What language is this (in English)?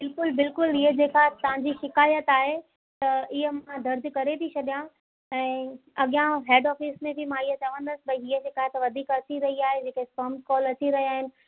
Sindhi